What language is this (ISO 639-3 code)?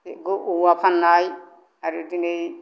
brx